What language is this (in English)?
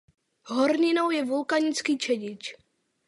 Czech